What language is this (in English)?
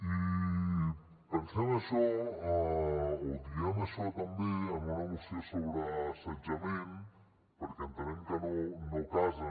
Catalan